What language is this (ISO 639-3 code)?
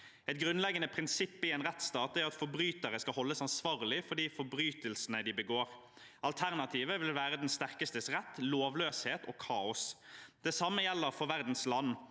nor